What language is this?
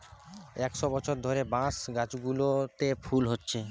Bangla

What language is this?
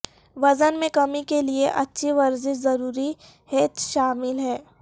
Urdu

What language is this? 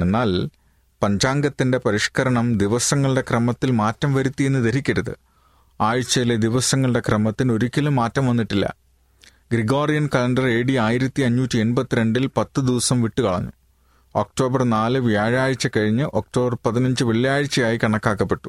Malayalam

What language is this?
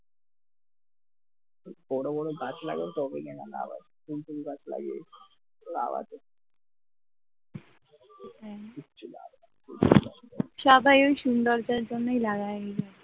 Bangla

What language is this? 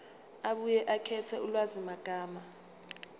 Zulu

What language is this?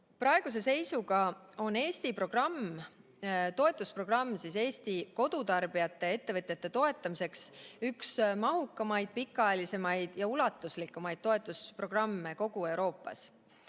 Estonian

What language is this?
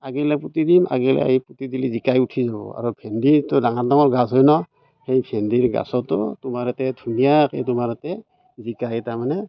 Assamese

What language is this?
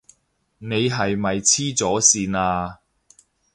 Cantonese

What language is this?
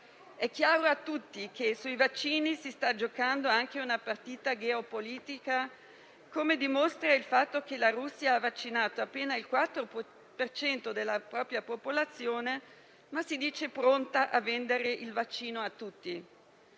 Italian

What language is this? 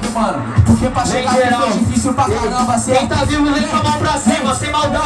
Portuguese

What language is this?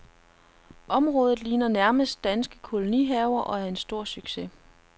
Danish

